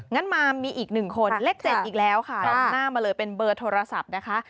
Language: Thai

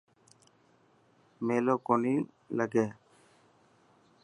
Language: Dhatki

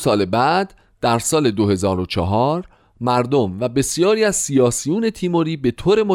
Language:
Persian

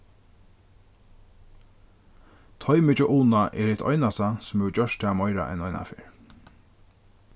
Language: Faroese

